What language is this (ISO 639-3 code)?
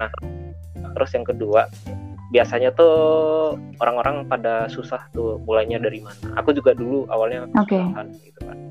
ind